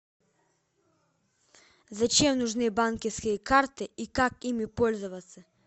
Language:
Russian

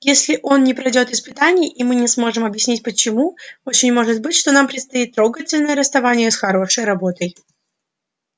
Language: Russian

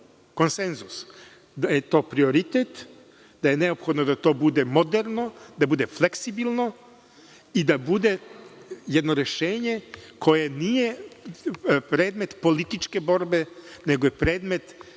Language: Serbian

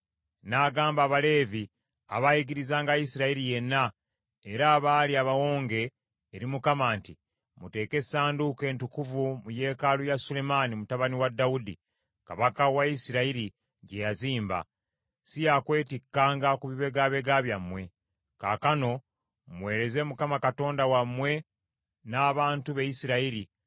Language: Ganda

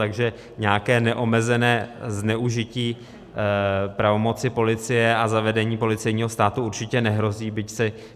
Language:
Czech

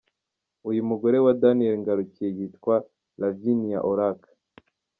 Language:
Kinyarwanda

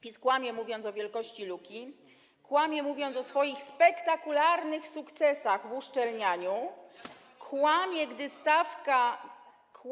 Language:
Polish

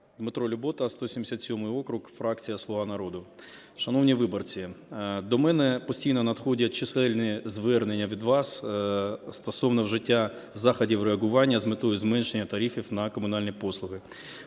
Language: Ukrainian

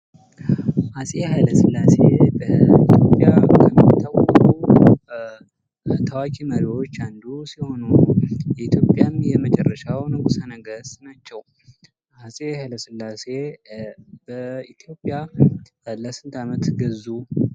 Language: Amharic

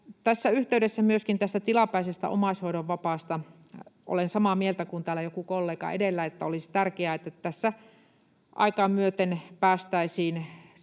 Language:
Finnish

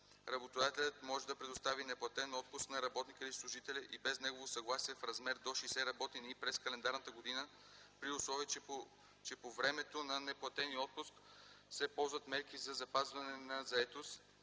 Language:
Bulgarian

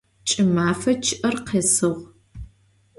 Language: Adyghe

